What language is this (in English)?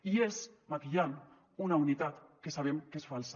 Catalan